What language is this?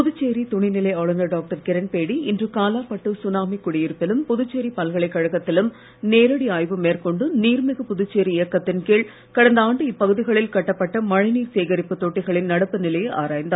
Tamil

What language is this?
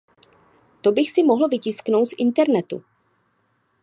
Czech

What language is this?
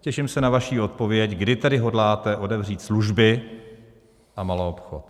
Czech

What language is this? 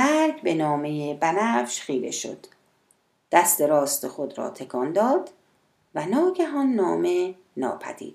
Persian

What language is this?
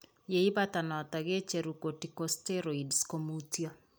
Kalenjin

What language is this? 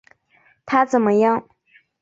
Chinese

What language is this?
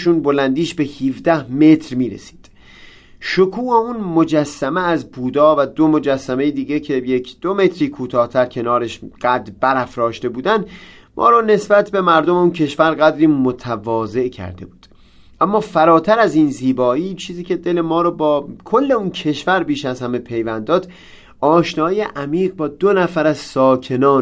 Persian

